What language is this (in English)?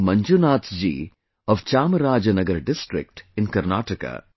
English